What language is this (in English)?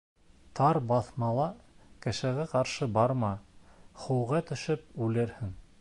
Bashkir